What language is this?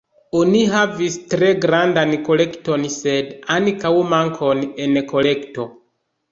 Esperanto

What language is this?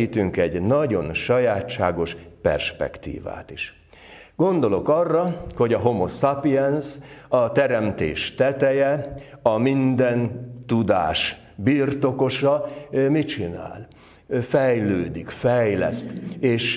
Hungarian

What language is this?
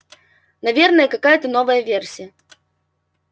Russian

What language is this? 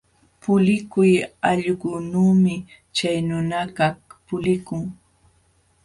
Jauja Wanca Quechua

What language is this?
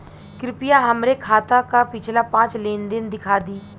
Bhojpuri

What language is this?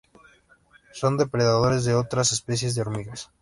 Spanish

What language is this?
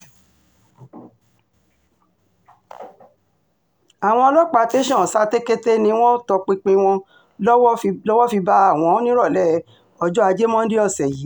Yoruba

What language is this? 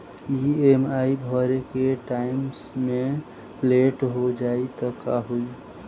Bhojpuri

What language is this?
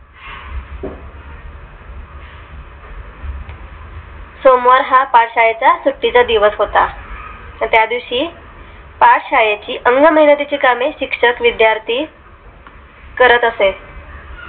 Marathi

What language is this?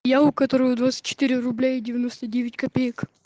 Russian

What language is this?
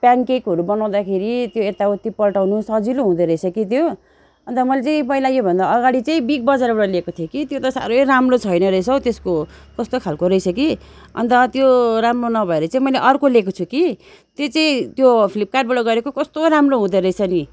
Nepali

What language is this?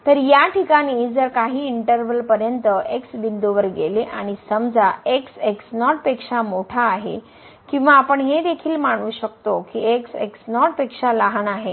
Marathi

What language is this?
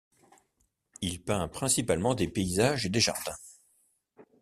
French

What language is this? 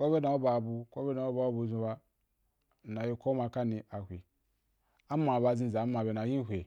Wapan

